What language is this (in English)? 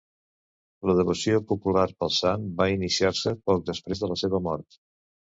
Catalan